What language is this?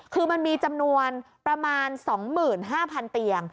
Thai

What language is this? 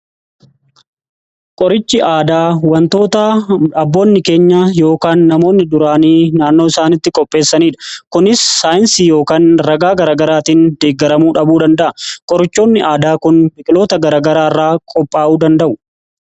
Oromo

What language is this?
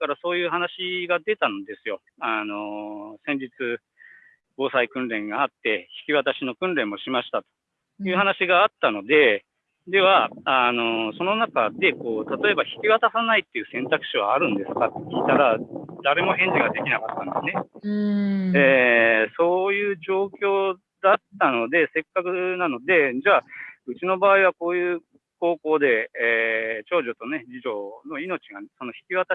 Japanese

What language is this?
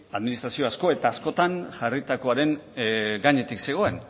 Basque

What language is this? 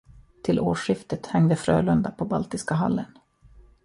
Swedish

